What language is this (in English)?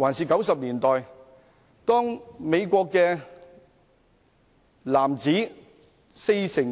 Cantonese